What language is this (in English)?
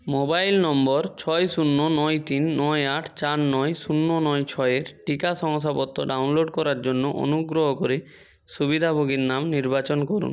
Bangla